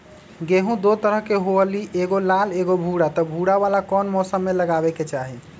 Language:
Magahi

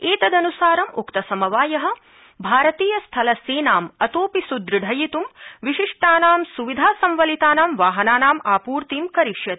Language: Sanskrit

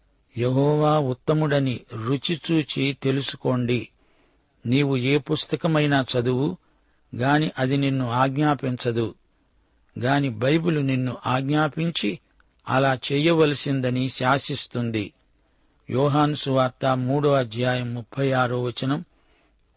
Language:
Telugu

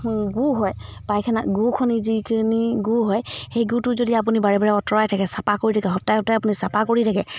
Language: Assamese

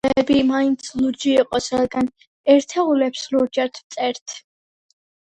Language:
Georgian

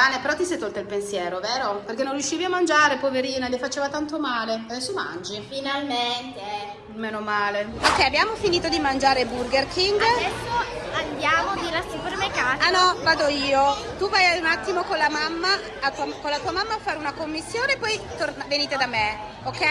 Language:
Italian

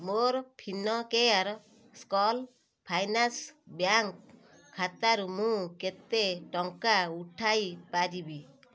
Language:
Odia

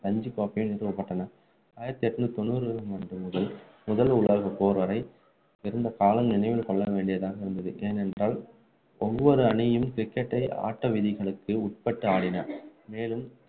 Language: Tamil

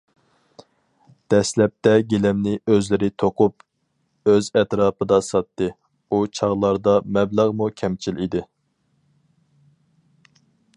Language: Uyghur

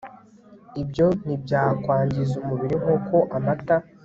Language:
Kinyarwanda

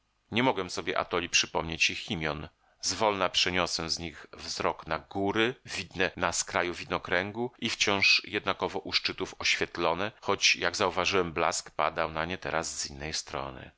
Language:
Polish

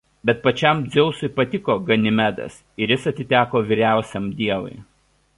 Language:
Lithuanian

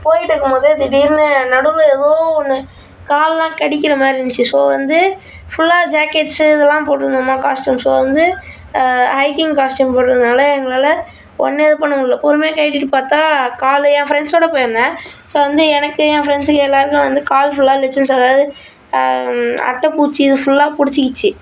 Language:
Tamil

